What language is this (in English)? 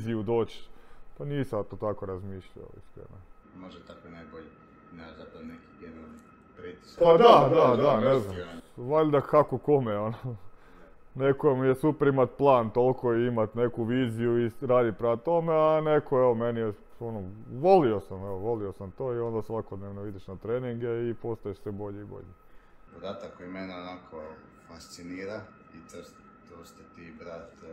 Croatian